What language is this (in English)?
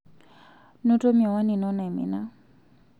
Masai